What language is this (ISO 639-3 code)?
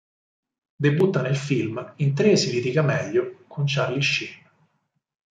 ita